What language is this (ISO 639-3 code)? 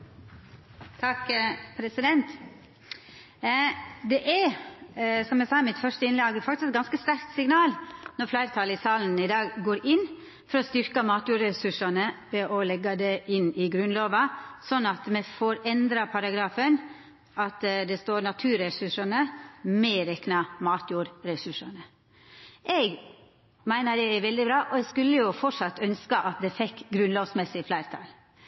nor